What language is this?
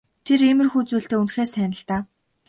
Mongolian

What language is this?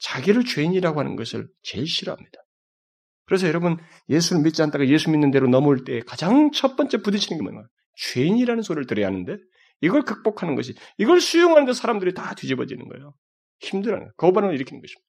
Korean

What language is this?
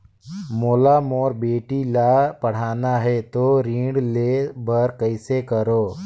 Chhattisgarhi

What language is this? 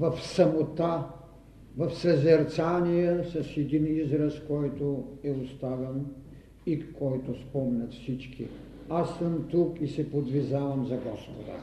Bulgarian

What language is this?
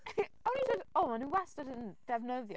Welsh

